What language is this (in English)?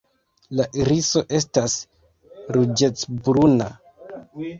Esperanto